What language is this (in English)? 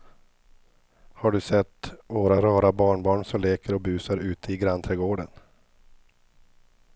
Swedish